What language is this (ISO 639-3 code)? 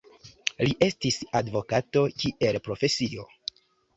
epo